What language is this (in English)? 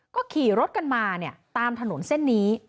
Thai